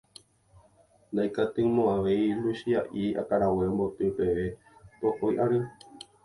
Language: Guarani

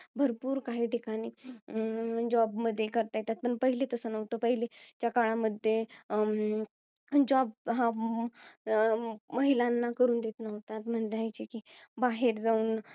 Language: Marathi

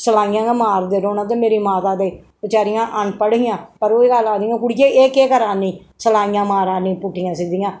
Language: Dogri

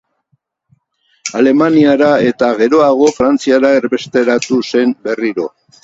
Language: Basque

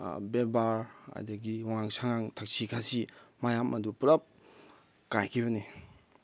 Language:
Manipuri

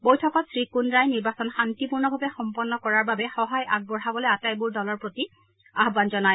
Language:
Assamese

